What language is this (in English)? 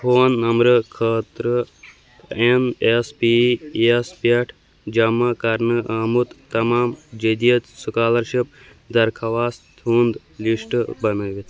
Kashmiri